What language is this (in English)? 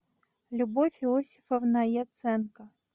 Russian